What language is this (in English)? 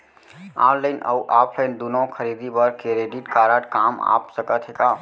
Chhattisgarhi